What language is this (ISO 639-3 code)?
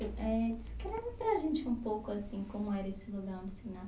por